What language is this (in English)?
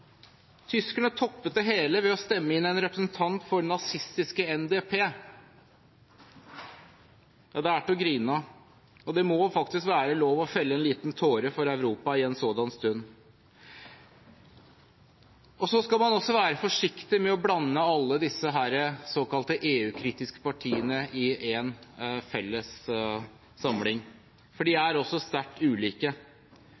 Norwegian Bokmål